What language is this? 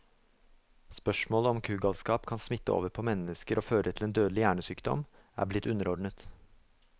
Norwegian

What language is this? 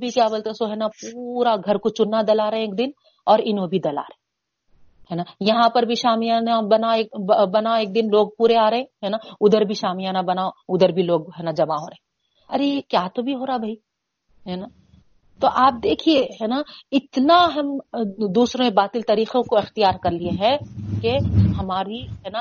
Urdu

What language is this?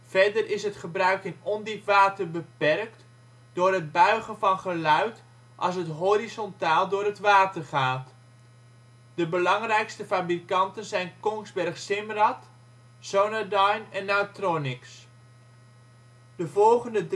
Dutch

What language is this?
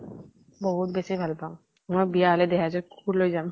Assamese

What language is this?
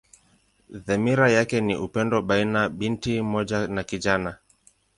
Swahili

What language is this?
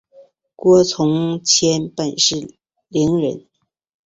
Chinese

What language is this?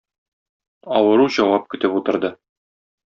Tatar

